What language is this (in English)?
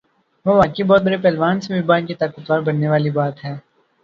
Urdu